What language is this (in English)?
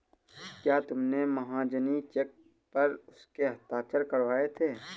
Hindi